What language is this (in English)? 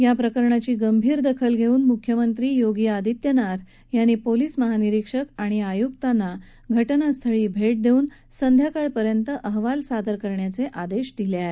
Marathi